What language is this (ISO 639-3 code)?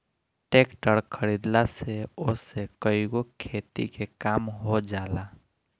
bho